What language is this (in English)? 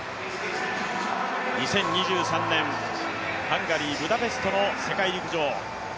Japanese